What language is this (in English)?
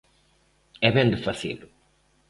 Galician